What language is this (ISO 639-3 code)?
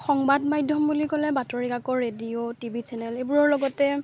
asm